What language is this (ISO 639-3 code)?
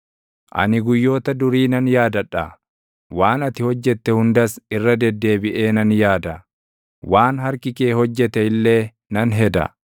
orm